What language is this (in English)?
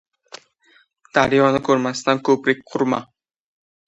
Uzbek